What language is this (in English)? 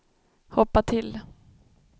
Swedish